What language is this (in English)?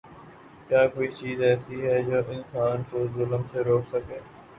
Urdu